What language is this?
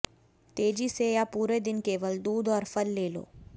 Hindi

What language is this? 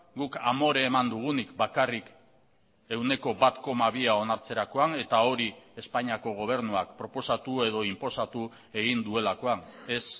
Basque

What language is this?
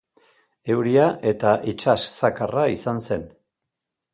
Basque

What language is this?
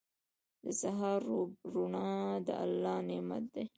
Pashto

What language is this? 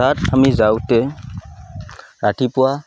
Assamese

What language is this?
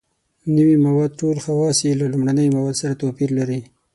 Pashto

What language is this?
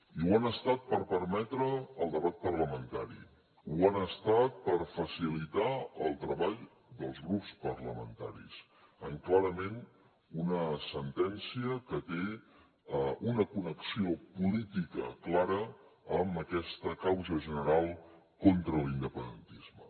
Catalan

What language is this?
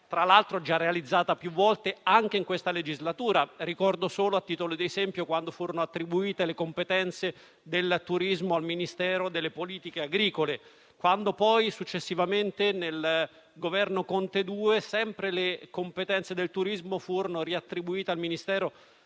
Italian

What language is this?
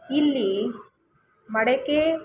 Kannada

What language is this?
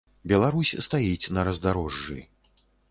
Belarusian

